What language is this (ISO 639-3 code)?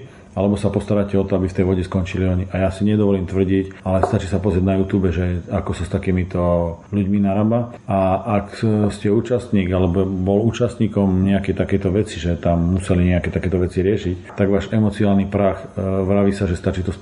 slk